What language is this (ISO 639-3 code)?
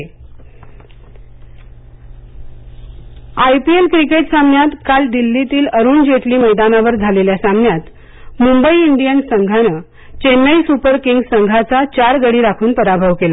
mar